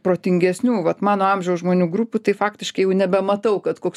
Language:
Lithuanian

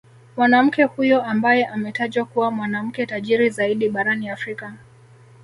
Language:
Swahili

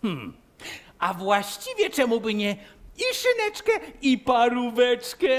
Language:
Polish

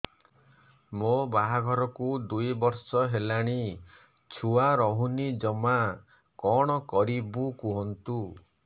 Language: Odia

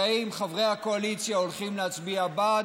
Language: Hebrew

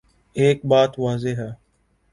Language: Urdu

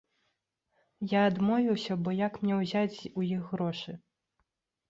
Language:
Belarusian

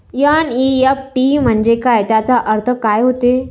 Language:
Marathi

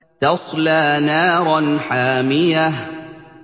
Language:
Arabic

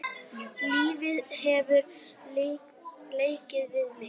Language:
Icelandic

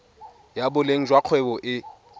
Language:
Tswana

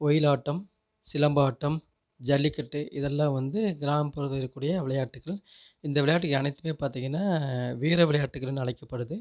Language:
Tamil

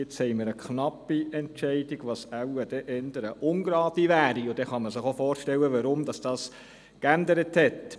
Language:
Swiss German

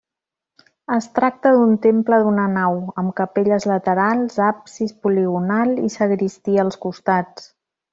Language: Catalan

